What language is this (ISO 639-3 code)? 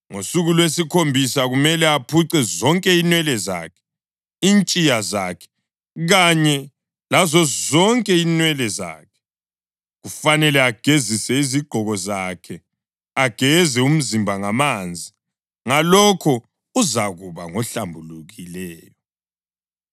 nde